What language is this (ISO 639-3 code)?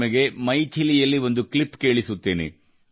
kan